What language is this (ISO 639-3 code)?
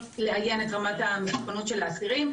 heb